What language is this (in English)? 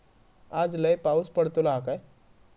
Marathi